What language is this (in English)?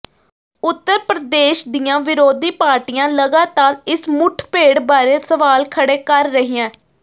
Punjabi